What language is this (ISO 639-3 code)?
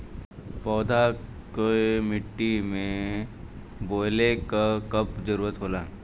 bho